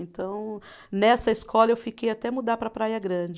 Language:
Portuguese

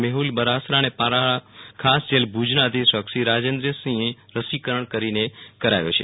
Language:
Gujarati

